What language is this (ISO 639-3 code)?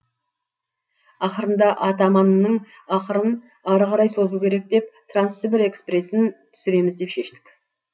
kaz